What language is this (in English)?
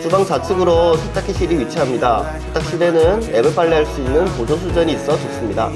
Korean